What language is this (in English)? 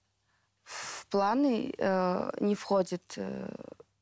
Kazakh